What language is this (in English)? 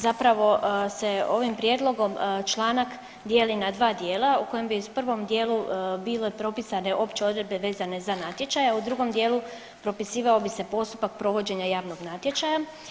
Croatian